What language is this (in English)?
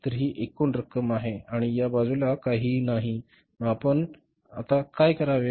Marathi